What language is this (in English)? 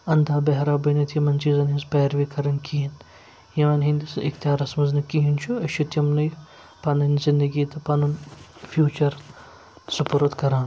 Kashmiri